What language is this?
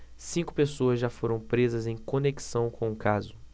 Portuguese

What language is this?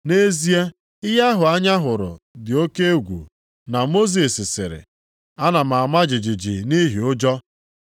Igbo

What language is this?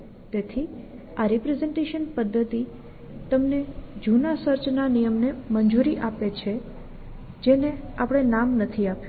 Gujarati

